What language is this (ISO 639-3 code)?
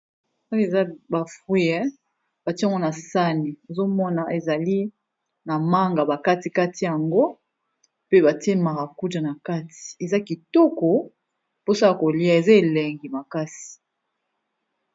lin